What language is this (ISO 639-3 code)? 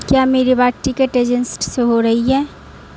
urd